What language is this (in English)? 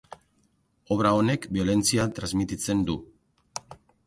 Basque